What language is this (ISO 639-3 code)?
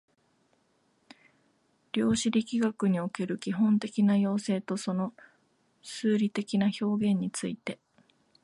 jpn